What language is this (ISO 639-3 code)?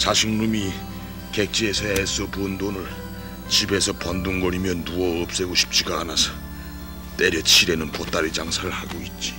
kor